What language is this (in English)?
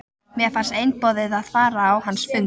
Icelandic